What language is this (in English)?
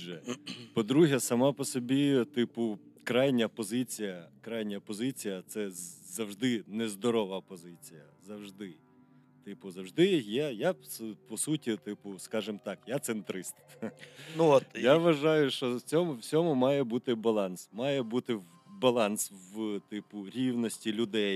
Ukrainian